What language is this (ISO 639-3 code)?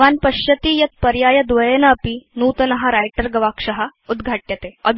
san